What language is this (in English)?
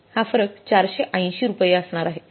Marathi